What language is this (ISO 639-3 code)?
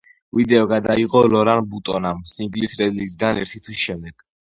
kat